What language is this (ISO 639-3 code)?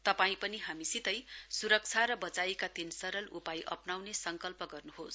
nep